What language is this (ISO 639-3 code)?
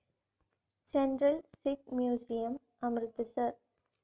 mal